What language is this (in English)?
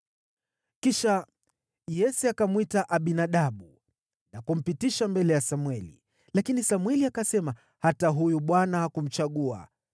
Swahili